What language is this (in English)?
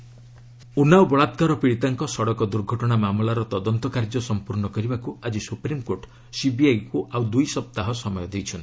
Odia